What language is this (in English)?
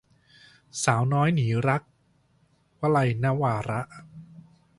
Thai